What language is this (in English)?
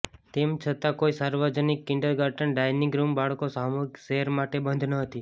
Gujarati